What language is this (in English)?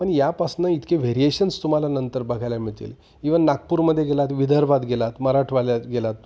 Marathi